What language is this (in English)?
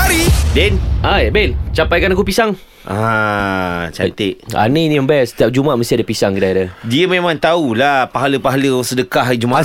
Malay